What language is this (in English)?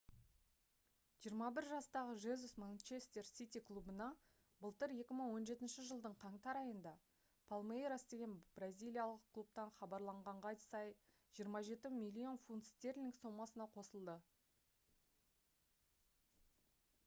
Kazakh